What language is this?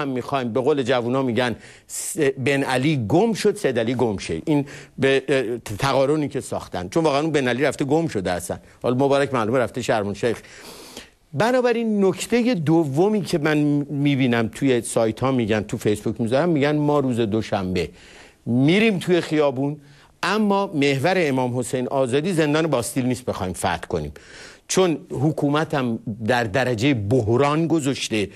Persian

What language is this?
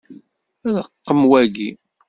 Kabyle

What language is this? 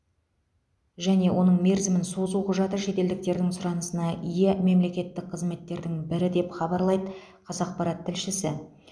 Kazakh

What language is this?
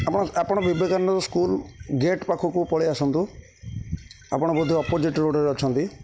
Odia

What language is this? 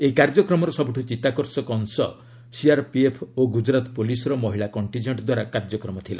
Odia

